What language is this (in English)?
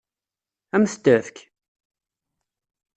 Kabyle